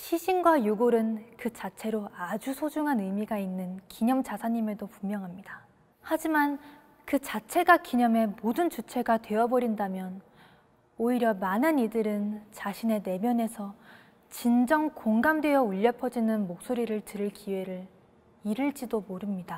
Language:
Korean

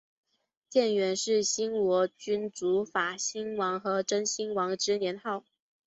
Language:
Chinese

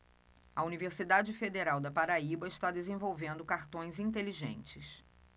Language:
Portuguese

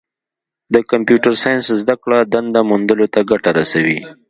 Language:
Pashto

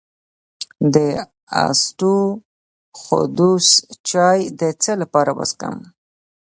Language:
Pashto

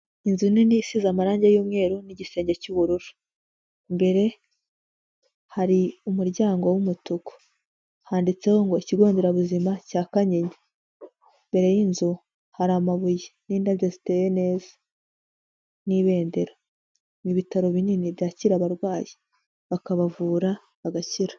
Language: Kinyarwanda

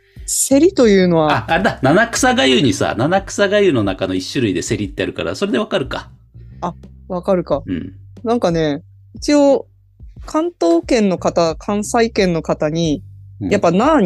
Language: Japanese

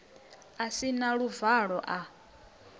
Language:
Venda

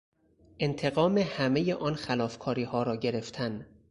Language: Persian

